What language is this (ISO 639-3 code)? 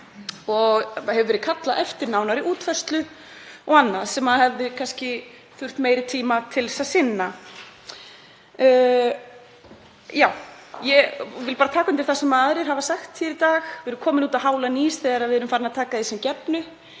isl